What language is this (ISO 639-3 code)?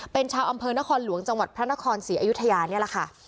tha